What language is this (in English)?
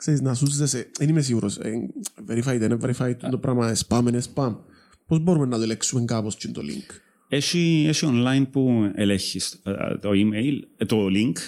Greek